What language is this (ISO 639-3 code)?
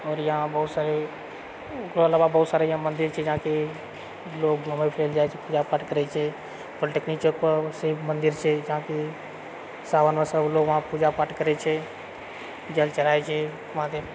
mai